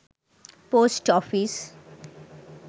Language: Bangla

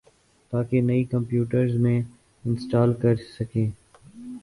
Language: Urdu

